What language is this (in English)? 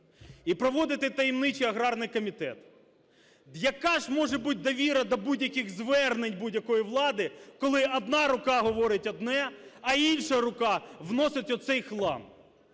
Ukrainian